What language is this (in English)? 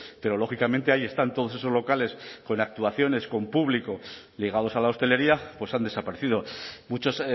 Spanish